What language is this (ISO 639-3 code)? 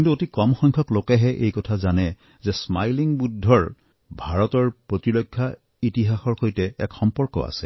asm